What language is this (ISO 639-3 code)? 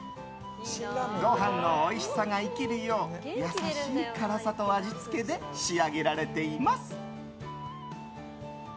jpn